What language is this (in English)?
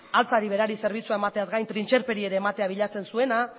Basque